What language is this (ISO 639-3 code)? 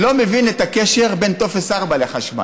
heb